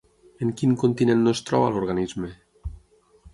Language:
Catalan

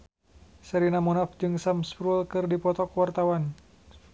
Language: Sundanese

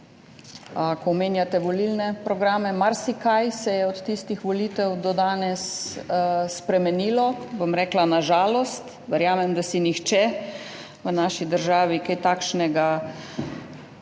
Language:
Slovenian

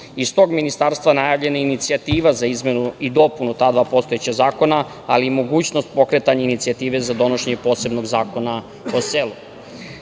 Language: Serbian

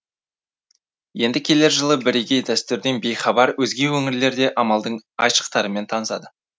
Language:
Kazakh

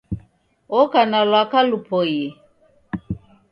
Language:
Taita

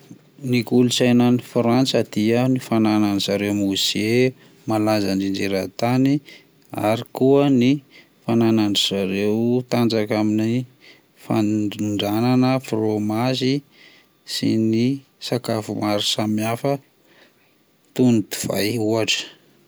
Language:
Malagasy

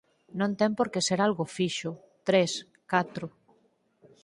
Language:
Galician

